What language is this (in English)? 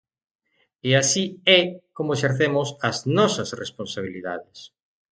Galician